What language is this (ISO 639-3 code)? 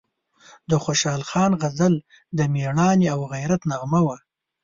pus